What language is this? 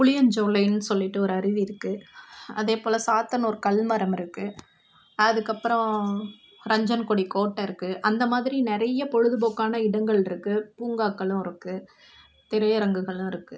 Tamil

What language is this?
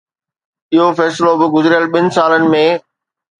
Sindhi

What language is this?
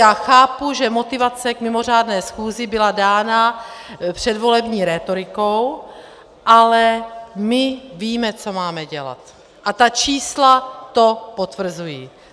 Czech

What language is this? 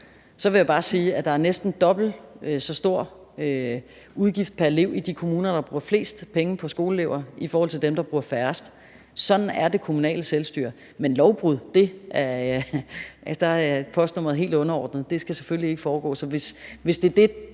Danish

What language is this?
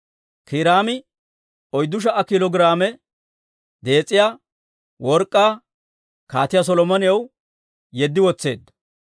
Dawro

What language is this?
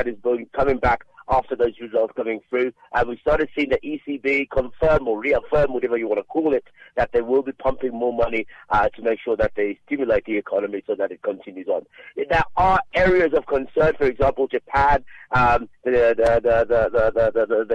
English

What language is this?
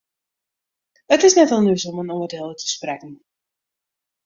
Western Frisian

